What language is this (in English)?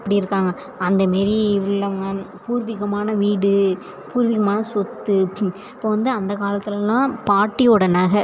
Tamil